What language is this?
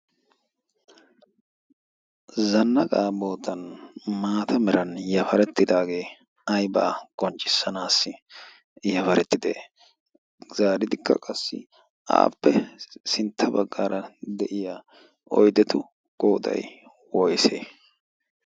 Wolaytta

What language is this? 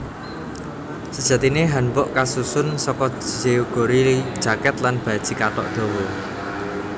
Javanese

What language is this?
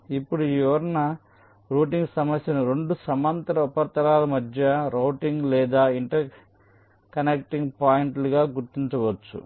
Telugu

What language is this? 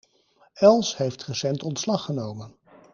Dutch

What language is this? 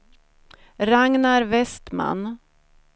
Swedish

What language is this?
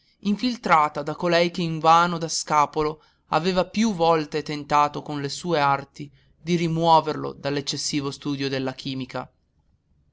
Italian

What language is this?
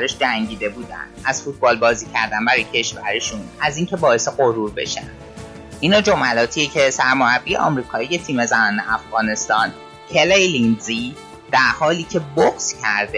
Persian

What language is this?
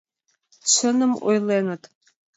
Mari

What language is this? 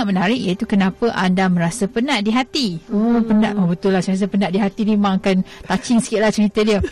Malay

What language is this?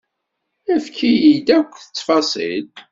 Kabyle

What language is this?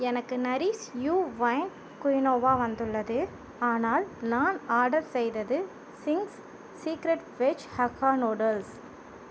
Tamil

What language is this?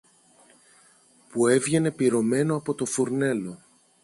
Greek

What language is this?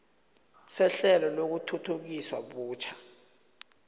South Ndebele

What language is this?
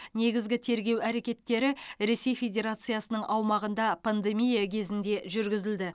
Kazakh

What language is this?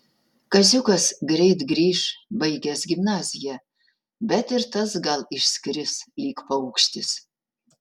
Lithuanian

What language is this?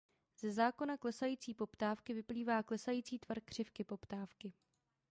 Czech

